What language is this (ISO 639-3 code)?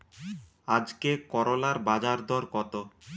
ben